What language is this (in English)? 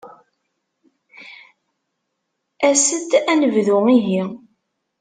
Kabyle